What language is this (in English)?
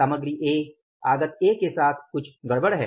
Hindi